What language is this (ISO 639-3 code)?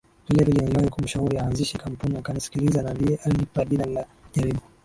swa